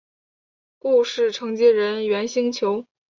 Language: Chinese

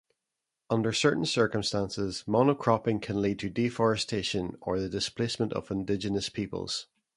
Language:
English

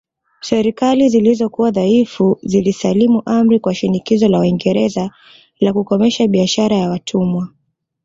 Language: Swahili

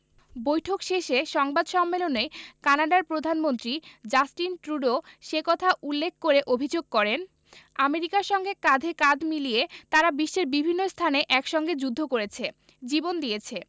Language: Bangla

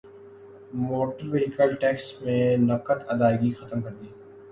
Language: Urdu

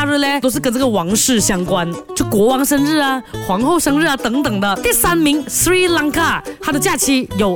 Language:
Chinese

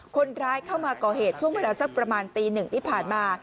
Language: Thai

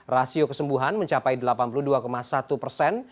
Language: Indonesian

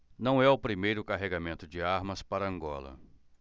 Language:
Portuguese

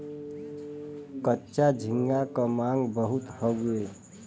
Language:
Bhojpuri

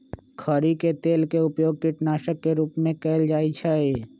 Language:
Magahi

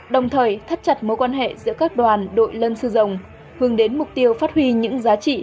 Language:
Vietnamese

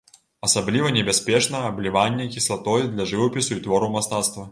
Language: Belarusian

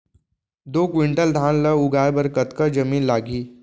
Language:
Chhattisgarhi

